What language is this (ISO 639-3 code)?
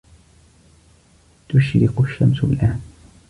ara